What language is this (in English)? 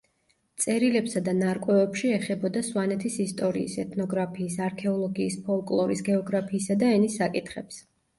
Georgian